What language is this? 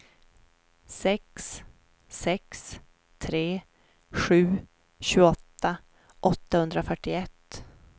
Swedish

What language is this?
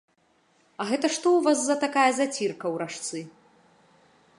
Belarusian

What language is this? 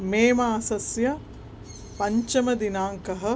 Sanskrit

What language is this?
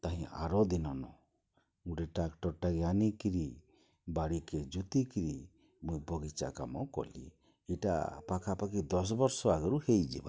Odia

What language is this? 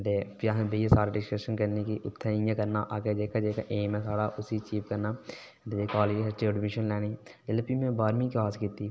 Dogri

